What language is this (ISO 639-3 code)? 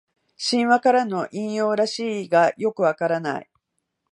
jpn